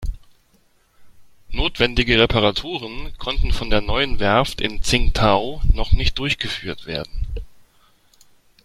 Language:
German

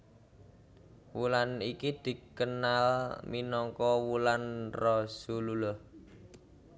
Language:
Javanese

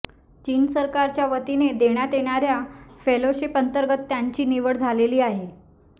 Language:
Marathi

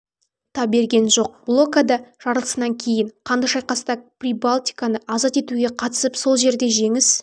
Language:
Kazakh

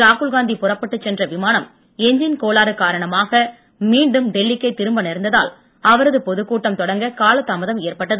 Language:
Tamil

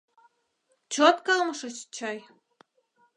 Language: Mari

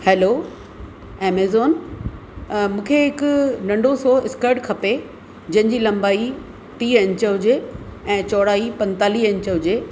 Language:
Sindhi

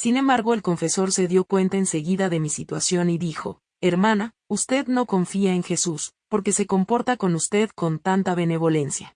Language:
Spanish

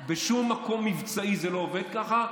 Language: Hebrew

